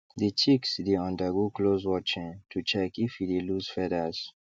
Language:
Nigerian Pidgin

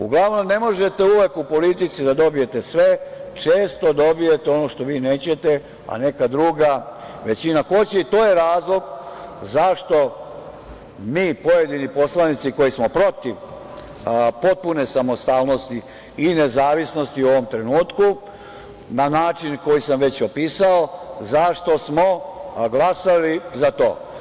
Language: Serbian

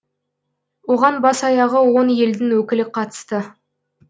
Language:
Kazakh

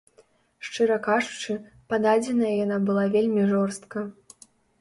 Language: Belarusian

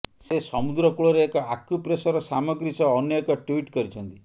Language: Odia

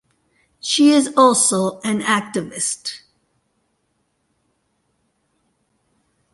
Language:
English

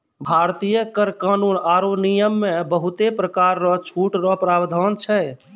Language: Maithili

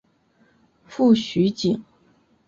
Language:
Chinese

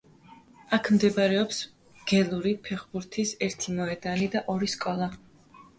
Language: Georgian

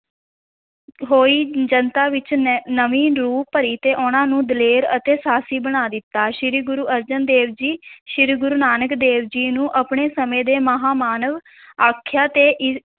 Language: Punjabi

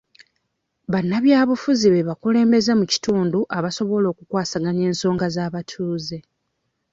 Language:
Ganda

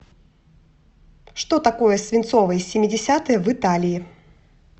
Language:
Russian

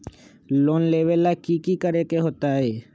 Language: Magahi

